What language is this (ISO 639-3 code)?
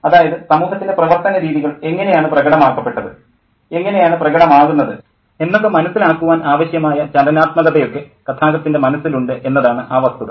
mal